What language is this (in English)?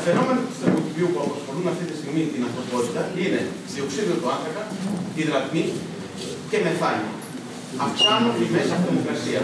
Greek